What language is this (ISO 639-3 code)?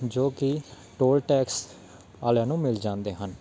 pan